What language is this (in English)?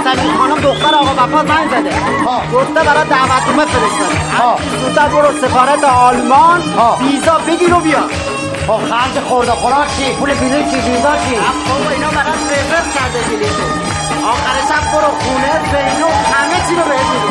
Persian